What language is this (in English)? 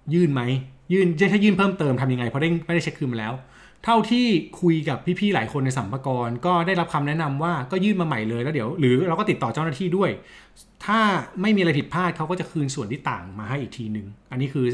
Thai